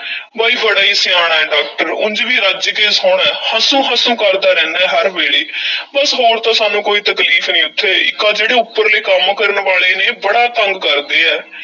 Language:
Punjabi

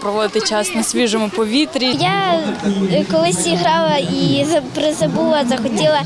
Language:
Ukrainian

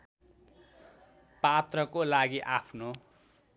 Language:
Nepali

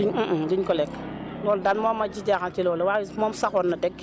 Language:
Wolof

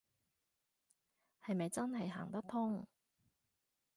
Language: Cantonese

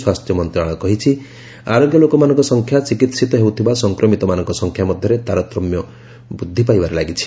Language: Odia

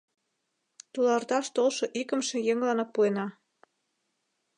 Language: Mari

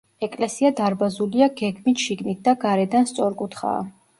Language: Georgian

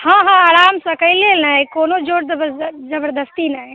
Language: Maithili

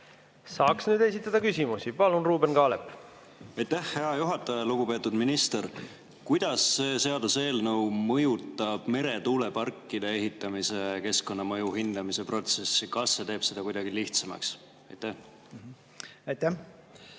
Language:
Estonian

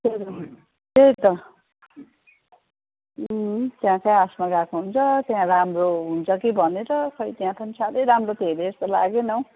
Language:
Nepali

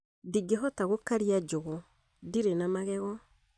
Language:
Kikuyu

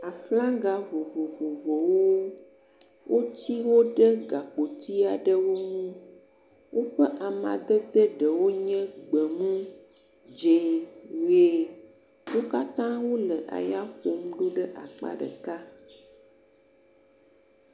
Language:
Ewe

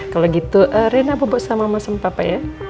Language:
Indonesian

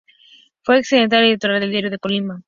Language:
Spanish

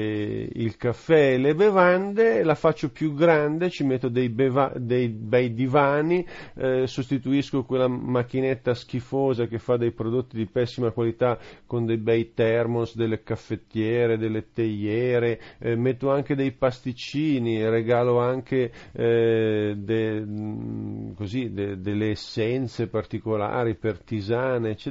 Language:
Italian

